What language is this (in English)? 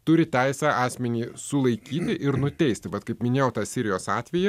Lithuanian